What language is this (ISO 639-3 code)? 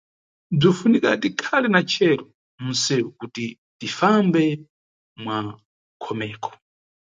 nyu